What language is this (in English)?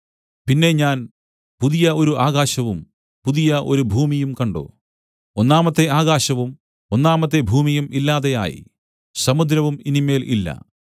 Malayalam